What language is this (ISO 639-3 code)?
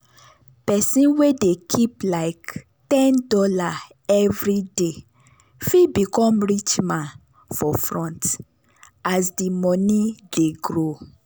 pcm